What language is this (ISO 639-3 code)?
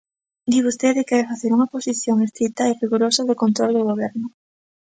glg